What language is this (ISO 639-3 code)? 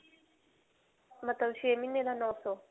pan